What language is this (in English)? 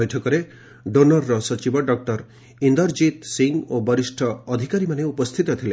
Odia